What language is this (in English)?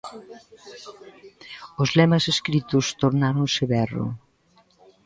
Galician